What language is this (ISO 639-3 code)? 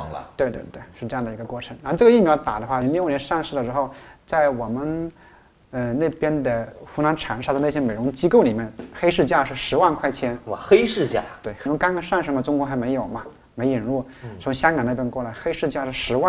zho